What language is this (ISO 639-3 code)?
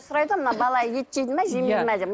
kaz